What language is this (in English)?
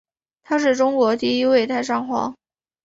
Chinese